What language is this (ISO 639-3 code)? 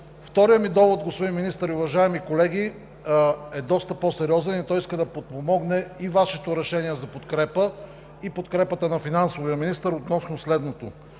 bul